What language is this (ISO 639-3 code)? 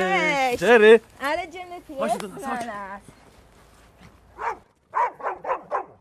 pol